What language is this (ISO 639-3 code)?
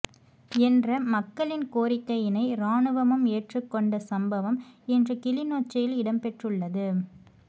tam